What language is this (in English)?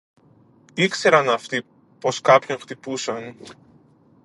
Greek